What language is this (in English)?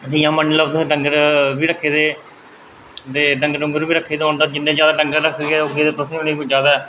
Dogri